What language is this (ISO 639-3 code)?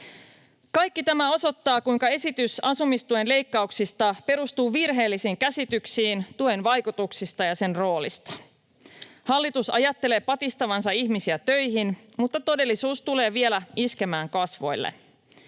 fin